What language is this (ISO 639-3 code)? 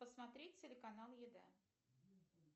rus